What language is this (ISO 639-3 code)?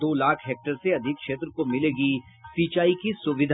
hin